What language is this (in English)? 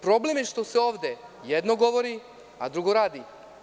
Serbian